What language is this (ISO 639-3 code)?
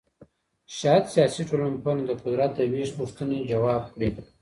pus